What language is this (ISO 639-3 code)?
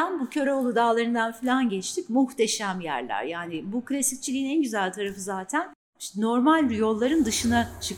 tur